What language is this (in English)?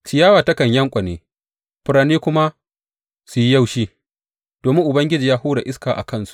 Hausa